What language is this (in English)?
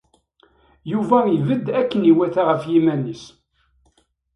Kabyle